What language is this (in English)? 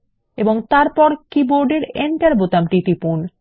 Bangla